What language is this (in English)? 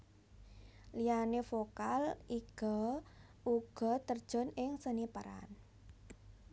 Javanese